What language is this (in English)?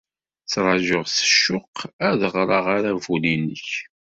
Kabyle